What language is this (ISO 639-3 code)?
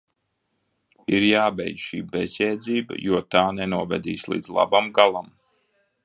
lav